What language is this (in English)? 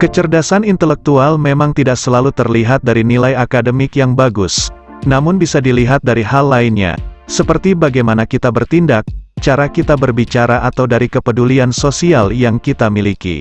Indonesian